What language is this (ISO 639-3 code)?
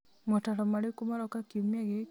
kik